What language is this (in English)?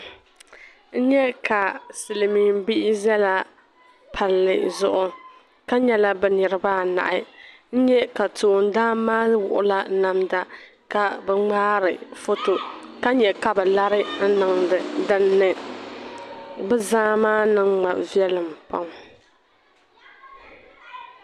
Dagbani